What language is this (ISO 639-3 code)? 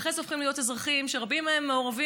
heb